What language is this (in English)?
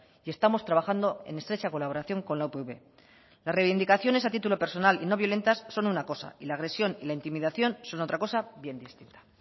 Spanish